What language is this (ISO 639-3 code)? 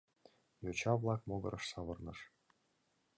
chm